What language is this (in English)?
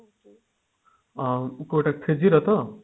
Odia